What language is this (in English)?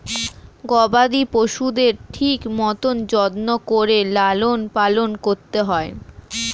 Bangla